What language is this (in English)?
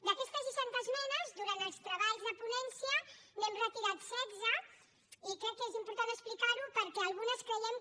Catalan